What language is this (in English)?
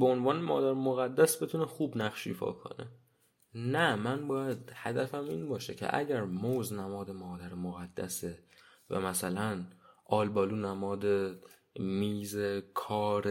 Persian